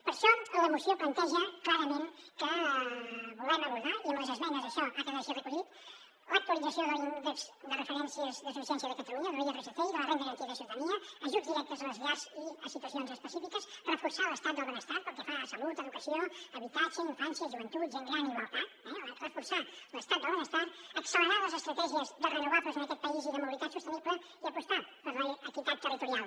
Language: Catalan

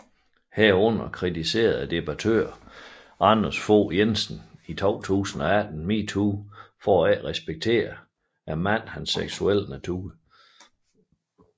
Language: Danish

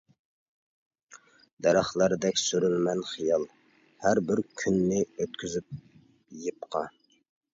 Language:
Uyghur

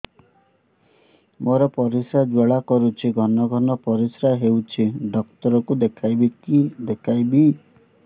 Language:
Odia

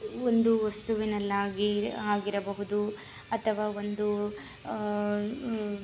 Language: Kannada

